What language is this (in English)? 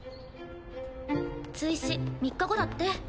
Japanese